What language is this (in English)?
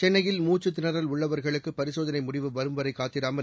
Tamil